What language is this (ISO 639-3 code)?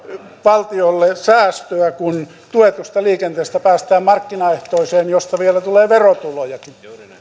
fin